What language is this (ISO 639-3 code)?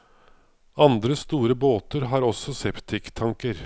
nor